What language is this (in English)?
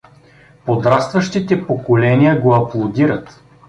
Bulgarian